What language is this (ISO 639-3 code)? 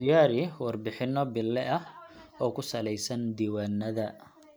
som